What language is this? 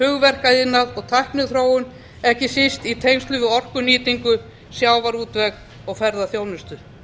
Icelandic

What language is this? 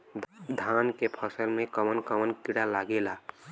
Bhojpuri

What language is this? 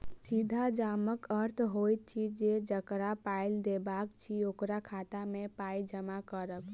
Maithili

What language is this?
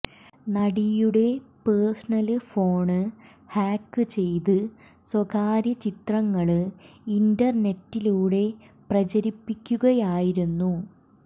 Malayalam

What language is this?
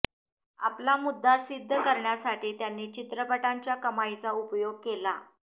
Marathi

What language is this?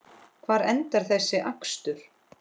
Icelandic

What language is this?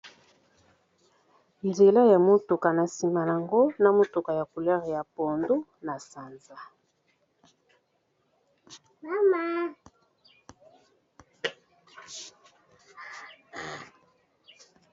Lingala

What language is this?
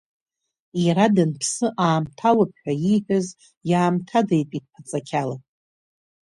Abkhazian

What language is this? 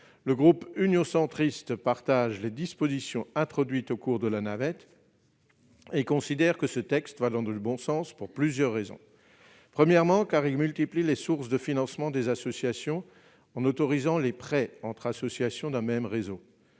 French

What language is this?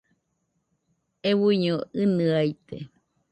Nüpode Huitoto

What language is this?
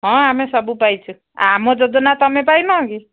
Odia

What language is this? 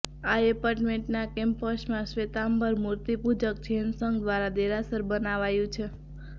Gujarati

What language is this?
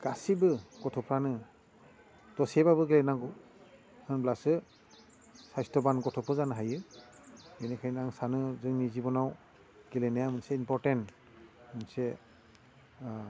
Bodo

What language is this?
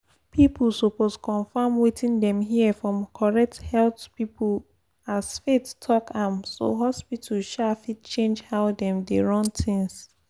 Nigerian Pidgin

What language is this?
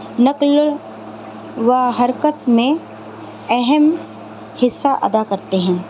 Urdu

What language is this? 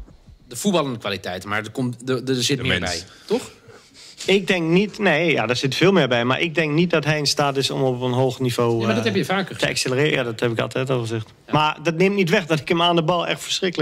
Dutch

